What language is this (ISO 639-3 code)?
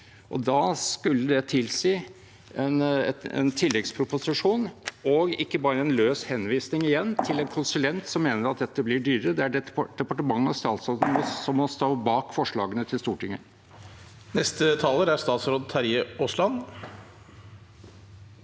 nor